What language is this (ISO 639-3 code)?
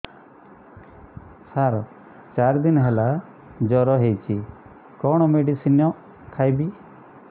ori